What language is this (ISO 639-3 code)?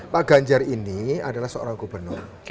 ind